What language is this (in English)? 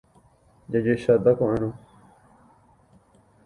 Guarani